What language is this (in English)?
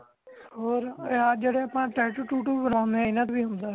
Punjabi